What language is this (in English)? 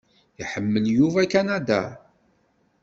Kabyle